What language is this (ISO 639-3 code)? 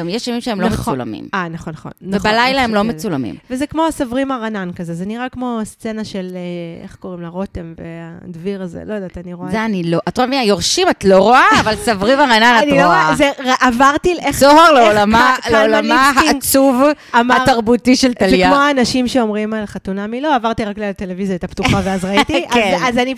heb